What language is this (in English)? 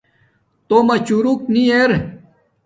Domaaki